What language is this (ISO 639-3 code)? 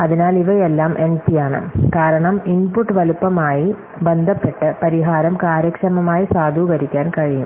mal